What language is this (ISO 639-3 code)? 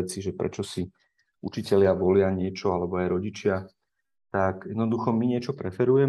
slk